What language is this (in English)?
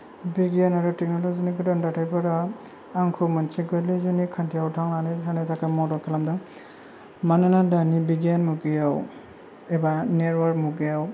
Bodo